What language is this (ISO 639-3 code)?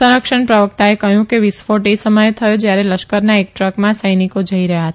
guj